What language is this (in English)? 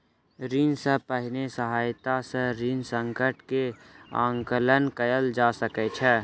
Maithili